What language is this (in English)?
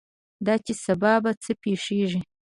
Pashto